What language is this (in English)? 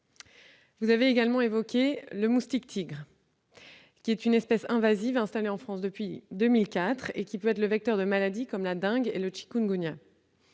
French